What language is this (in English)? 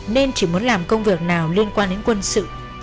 Vietnamese